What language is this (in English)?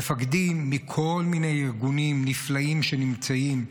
Hebrew